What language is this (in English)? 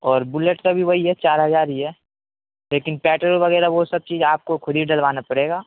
Urdu